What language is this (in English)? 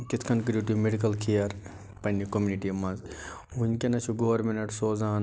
Kashmiri